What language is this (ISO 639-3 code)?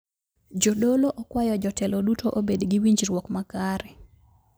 luo